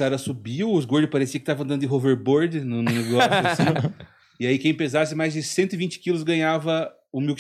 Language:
Portuguese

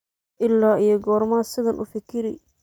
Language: Somali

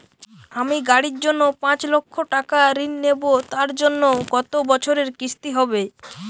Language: Bangla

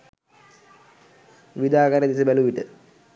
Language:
Sinhala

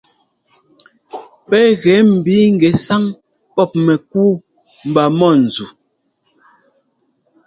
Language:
Ngomba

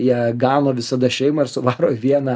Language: Lithuanian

